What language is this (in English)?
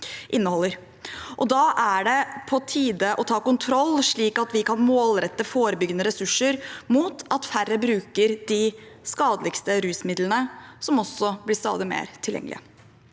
Norwegian